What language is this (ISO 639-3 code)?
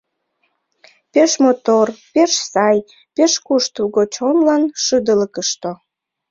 chm